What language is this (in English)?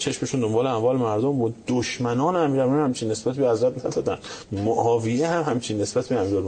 Persian